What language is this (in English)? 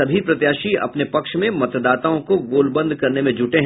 Hindi